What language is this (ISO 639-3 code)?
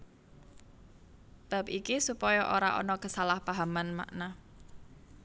jav